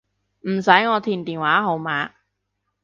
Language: Cantonese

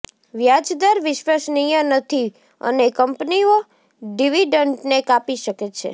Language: Gujarati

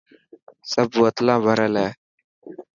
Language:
Dhatki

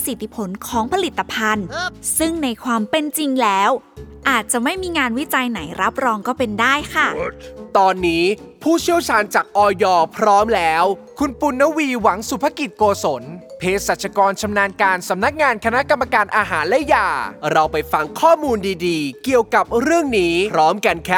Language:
Thai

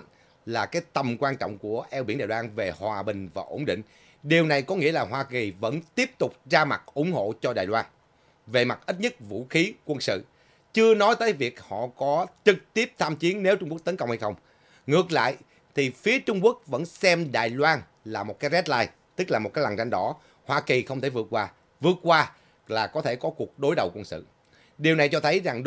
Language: Vietnamese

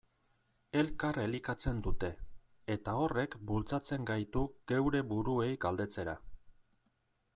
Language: Basque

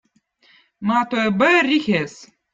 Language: Votic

